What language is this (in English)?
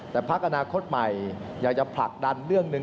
Thai